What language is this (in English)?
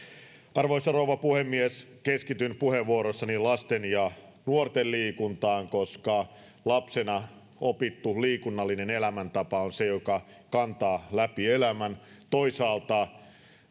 Finnish